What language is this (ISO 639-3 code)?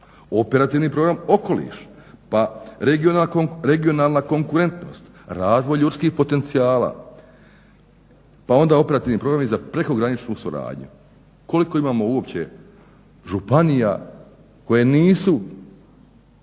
hrv